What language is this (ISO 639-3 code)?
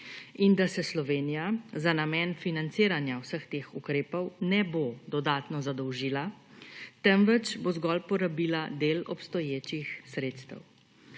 slv